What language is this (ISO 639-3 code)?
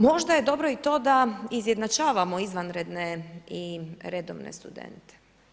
hrv